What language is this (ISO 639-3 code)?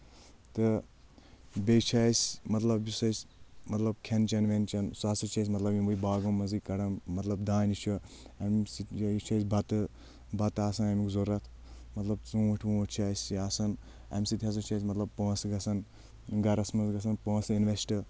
kas